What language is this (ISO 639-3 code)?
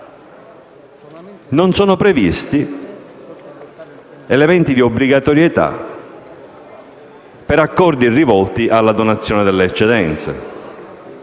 ita